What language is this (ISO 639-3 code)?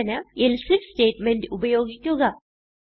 mal